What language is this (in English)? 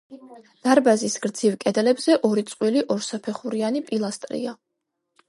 Georgian